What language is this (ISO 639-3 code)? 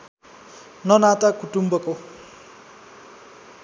nep